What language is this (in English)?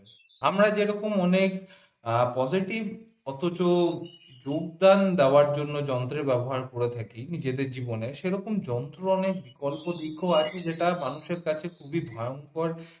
Bangla